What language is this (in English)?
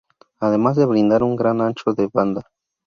Spanish